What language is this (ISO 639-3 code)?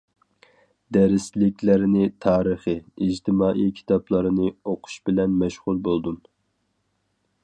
uig